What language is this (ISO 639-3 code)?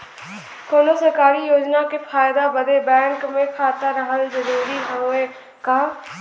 bho